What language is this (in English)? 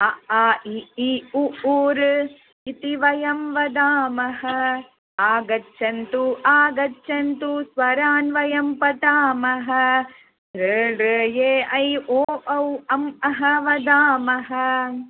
Sanskrit